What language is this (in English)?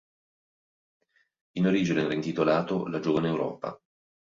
Italian